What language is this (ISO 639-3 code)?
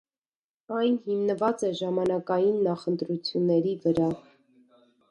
hye